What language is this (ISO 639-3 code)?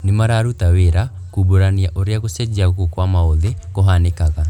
kik